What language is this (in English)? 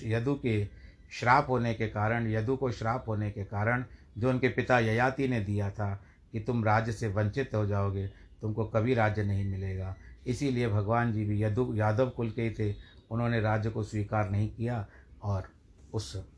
Hindi